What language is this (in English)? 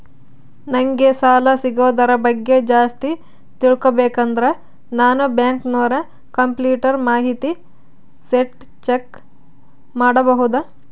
Kannada